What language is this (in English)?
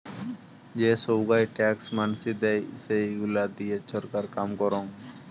Bangla